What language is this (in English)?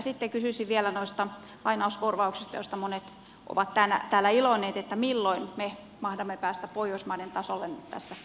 Finnish